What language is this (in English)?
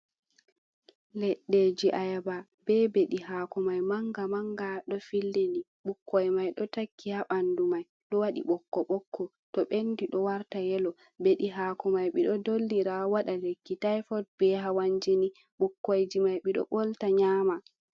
Fula